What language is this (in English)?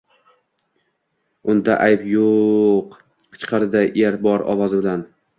Uzbek